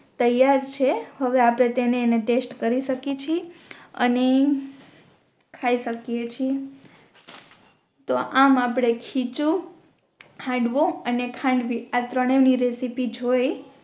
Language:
Gujarati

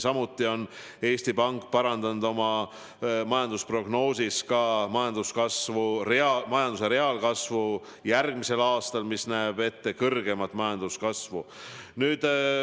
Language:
Estonian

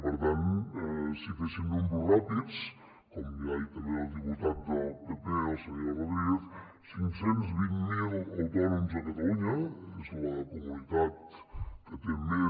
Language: Catalan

